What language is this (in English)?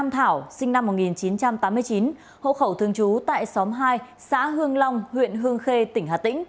Vietnamese